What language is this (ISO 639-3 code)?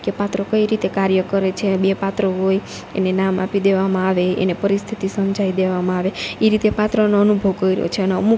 guj